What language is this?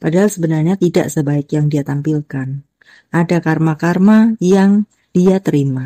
Indonesian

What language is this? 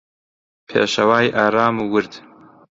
Central Kurdish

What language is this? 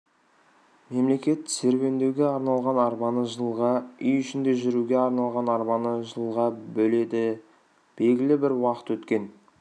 Kazakh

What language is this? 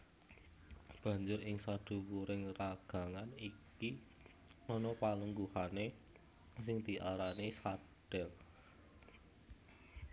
Javanese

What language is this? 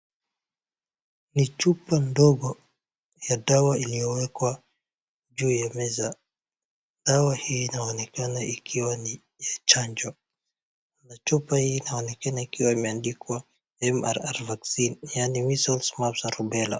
Swahili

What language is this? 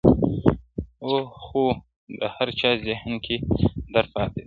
Pashto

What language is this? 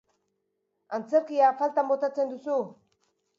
Basque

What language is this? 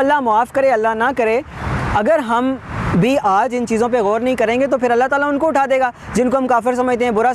Indonesian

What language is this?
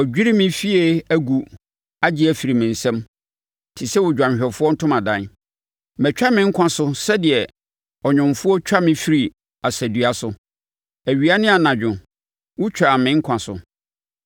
Akan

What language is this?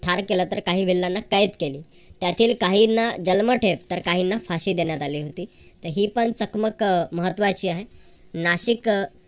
Marathi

